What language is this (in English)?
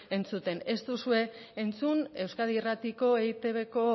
Basque